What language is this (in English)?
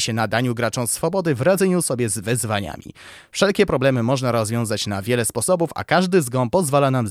Polish